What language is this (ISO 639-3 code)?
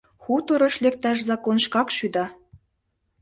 chm